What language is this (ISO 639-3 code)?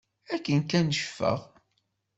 kab